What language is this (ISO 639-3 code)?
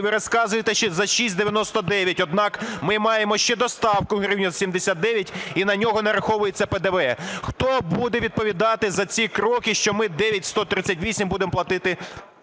ukr